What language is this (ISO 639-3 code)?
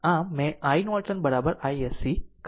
guj